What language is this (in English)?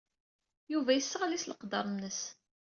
Kabyle